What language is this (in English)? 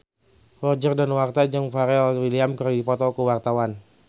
Sundanese